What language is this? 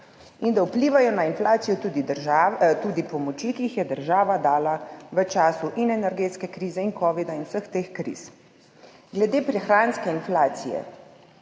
Slovenian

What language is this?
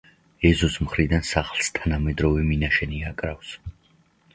Georgian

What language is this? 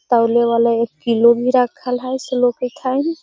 Magahi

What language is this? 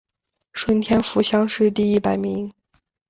Chinese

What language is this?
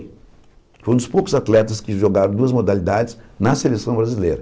Portuguese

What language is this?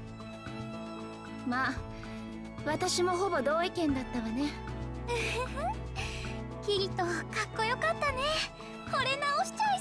Japanese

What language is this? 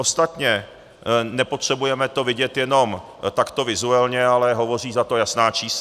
Czech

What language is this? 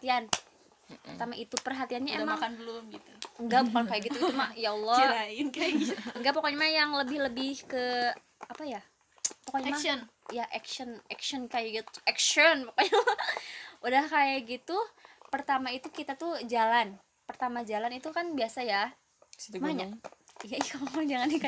Indonesian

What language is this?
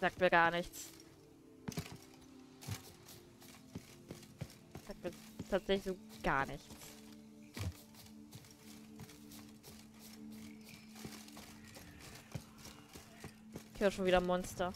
German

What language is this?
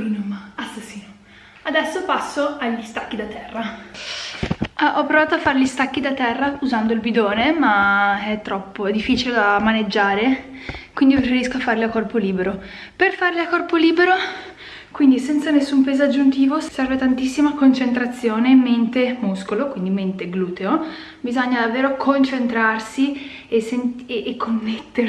Italian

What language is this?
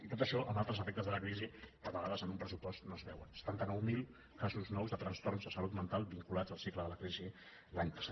Catalan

